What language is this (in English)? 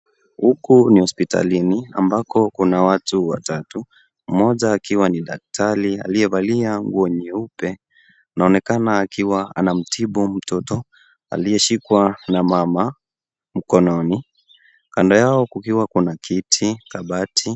Swahili